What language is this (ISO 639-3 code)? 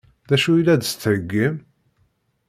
kab